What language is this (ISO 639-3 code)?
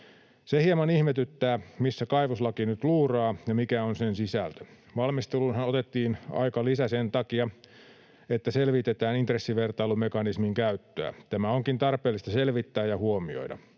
fin